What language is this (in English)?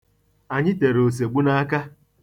Igbo